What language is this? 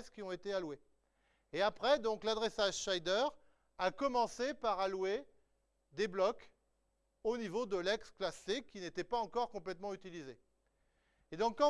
French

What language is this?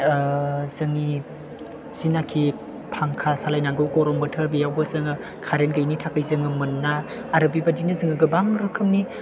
Bodo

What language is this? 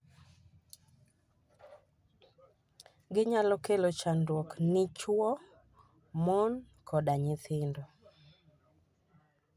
Luo (Kenya and Tanzania)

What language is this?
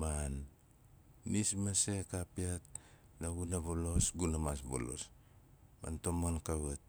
Nalik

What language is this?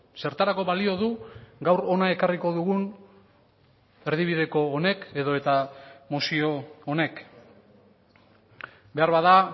Basque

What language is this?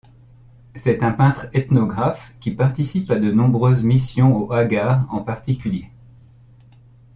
French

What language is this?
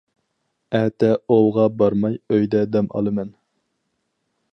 Uyghur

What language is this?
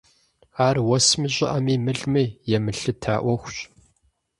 Kabardian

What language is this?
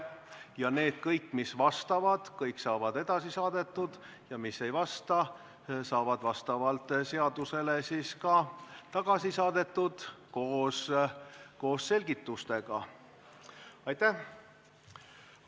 Estonian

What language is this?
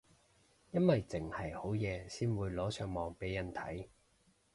Cantonese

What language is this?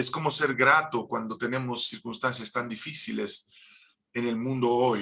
Spanish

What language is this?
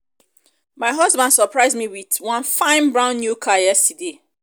Nigerian Pidgin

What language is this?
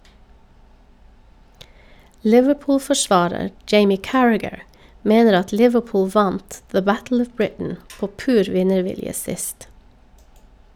Norwegian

